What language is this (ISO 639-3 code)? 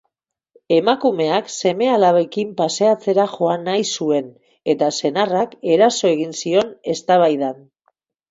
eus